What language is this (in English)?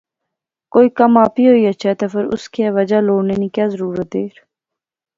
Pahari-Potwari